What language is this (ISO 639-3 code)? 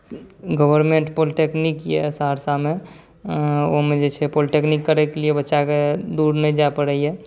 mai